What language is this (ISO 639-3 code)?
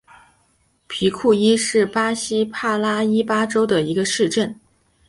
zho